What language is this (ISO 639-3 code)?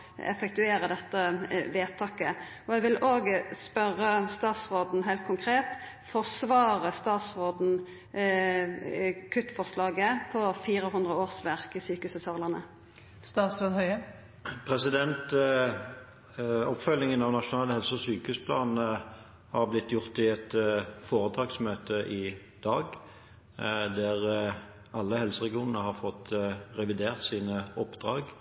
nor